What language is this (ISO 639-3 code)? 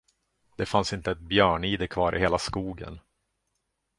swe